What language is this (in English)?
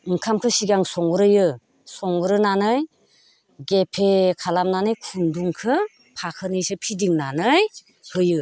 Bodo